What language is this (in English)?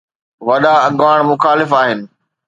Sindhi